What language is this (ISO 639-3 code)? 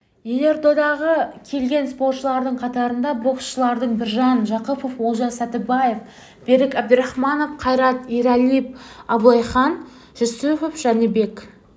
kaz